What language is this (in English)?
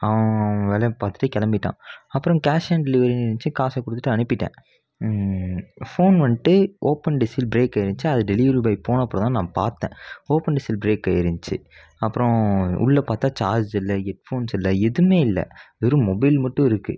Tamil